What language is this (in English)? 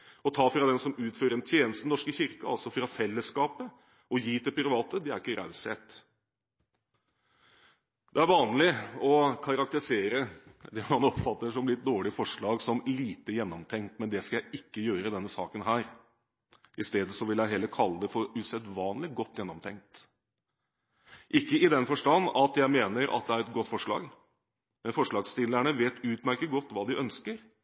Norwegian Bokmål